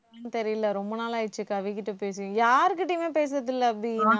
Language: Tamil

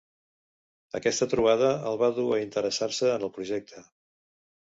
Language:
Catalan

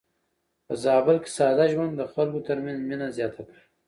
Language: Pashto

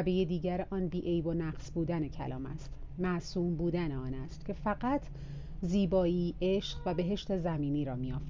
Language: Persian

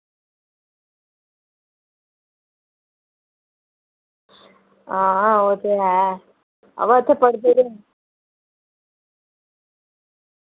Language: Dogri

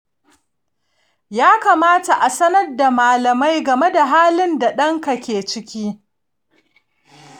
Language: Hausa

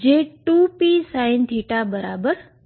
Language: Gujarati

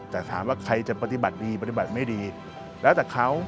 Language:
Thai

